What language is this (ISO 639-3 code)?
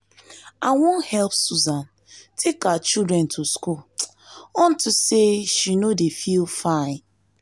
pcm